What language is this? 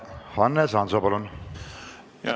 Estonian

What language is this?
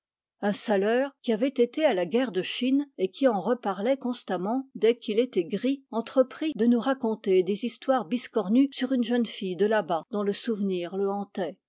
French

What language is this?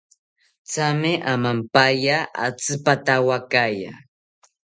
South Ucayali Ashéninka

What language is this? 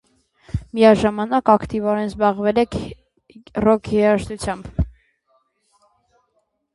Armenian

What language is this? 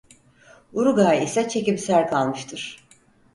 Turkish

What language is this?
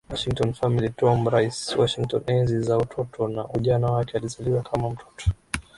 Swahili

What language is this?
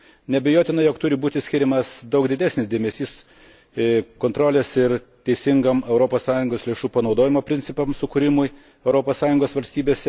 Lithuanian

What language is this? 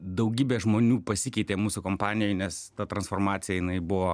Lithuanian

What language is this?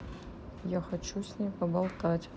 Russian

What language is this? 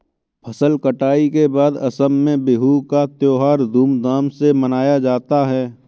Hindi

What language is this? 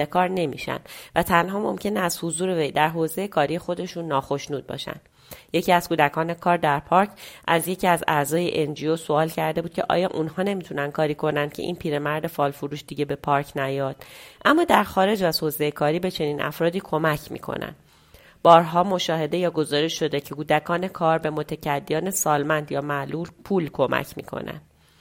Persian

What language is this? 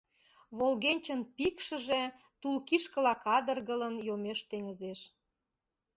Mari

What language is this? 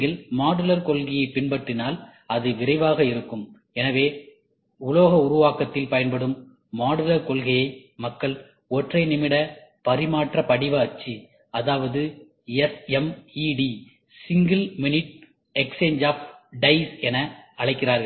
Tamil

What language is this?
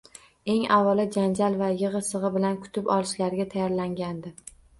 Uzbek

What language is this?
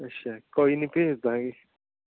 Punjabi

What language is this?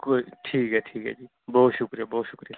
Dogri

